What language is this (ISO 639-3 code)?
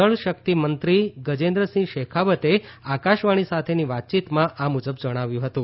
guj